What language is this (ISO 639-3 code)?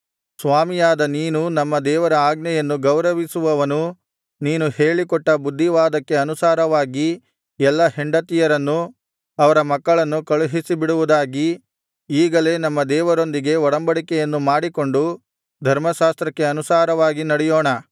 kan